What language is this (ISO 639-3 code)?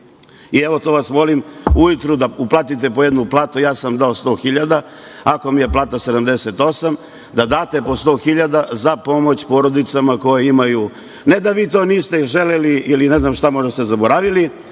srp